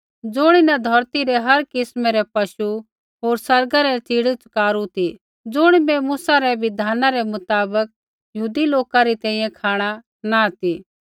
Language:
Kullu Pahari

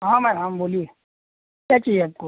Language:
Hindi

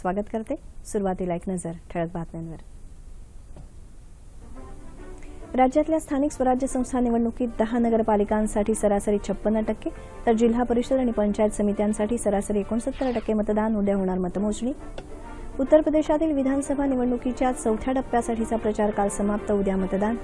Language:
Romanian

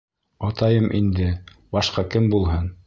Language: Bashkir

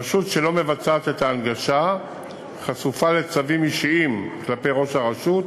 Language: Hebrew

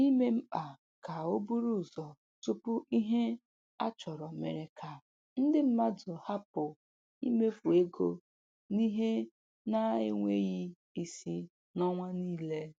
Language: Igbo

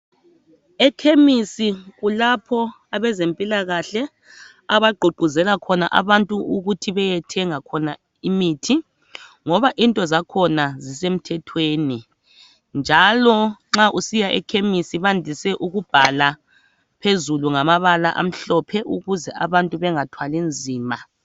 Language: North Ndebele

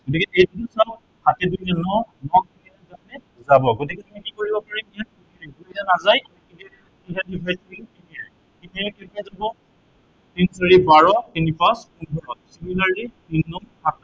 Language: Assamese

